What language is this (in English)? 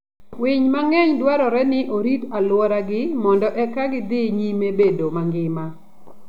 Luo (Kenya and Tanzania)